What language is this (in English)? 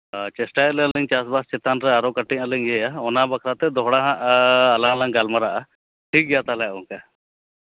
Santali